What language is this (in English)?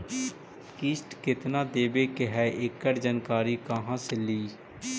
Magahi